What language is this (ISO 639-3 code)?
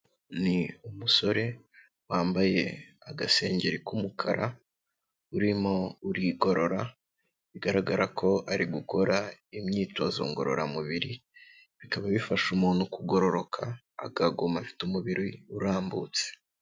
kin